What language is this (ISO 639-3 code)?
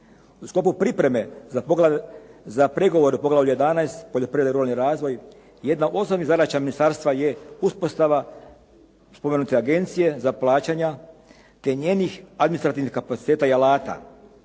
hrv